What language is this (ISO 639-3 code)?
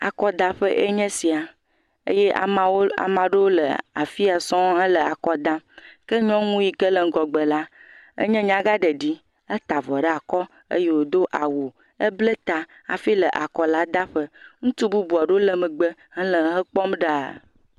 ewe